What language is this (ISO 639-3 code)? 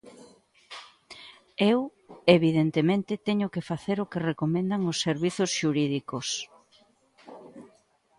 glg